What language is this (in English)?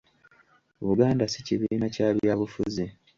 Ganda